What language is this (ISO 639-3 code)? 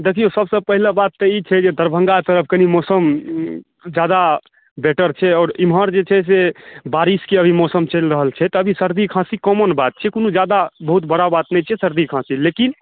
mai